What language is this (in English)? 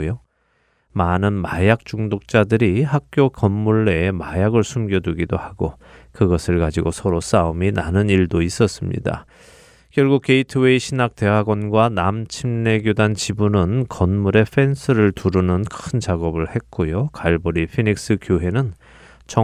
Korean